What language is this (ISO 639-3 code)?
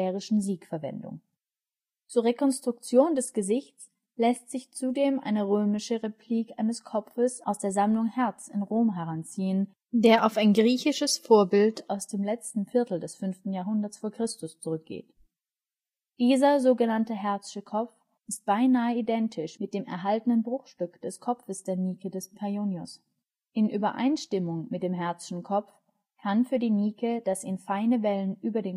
deu